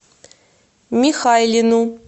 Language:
Russian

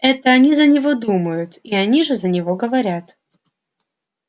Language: Russian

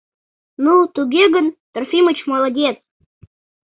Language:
Mari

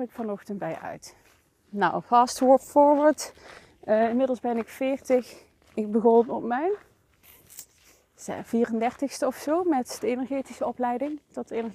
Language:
Dutch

